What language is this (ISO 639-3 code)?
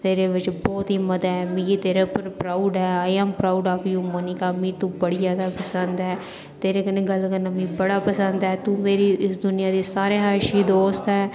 doi